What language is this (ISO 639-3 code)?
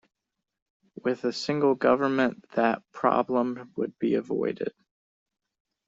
eng